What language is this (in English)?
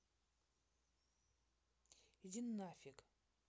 Russian